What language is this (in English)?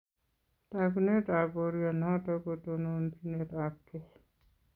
Kalenjin